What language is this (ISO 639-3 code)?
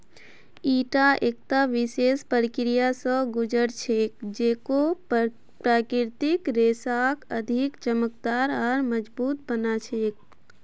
mag